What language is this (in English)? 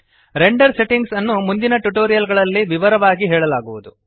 Kannada